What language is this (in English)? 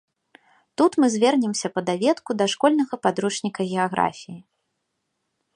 Belarusian